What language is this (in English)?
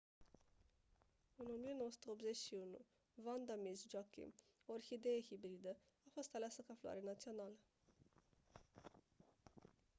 Romanian